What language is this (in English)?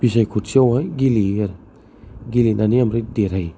Bodo